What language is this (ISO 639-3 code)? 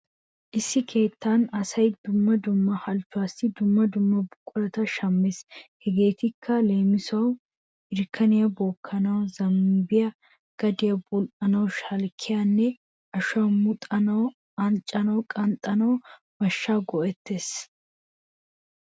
wal